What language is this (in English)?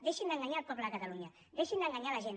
Catalan